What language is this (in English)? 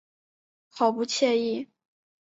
Chinese